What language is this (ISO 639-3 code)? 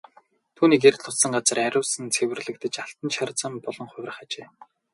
mon